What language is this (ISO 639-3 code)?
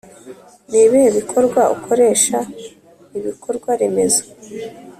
kin